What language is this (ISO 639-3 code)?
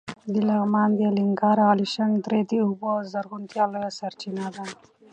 pus